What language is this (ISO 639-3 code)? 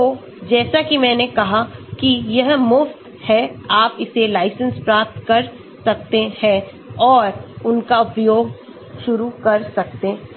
hin